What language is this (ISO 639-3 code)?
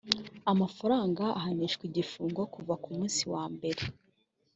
kin